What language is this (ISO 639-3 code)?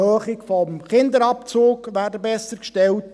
gsw